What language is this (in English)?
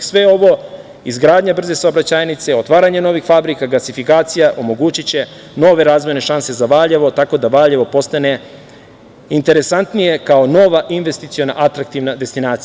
Serbian